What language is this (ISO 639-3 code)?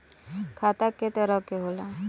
bho